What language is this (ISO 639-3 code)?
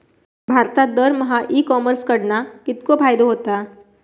mar